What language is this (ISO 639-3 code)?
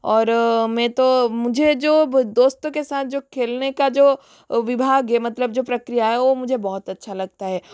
hin